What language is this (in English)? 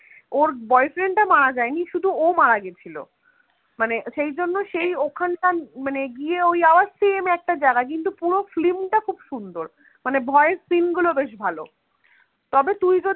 Bangla